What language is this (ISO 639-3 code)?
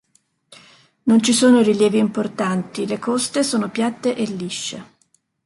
ita